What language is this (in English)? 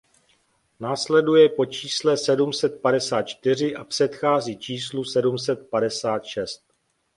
Czech